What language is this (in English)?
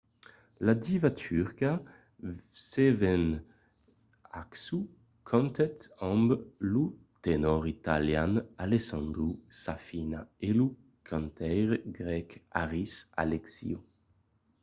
Occitan